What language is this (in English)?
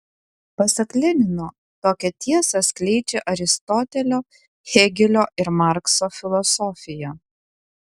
Lithuanian